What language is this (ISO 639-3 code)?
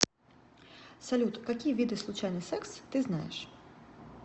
rus